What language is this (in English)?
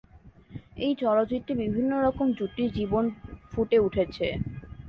Bangla